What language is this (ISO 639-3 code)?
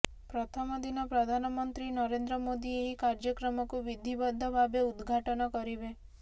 ori